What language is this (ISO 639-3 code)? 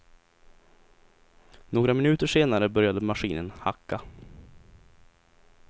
swe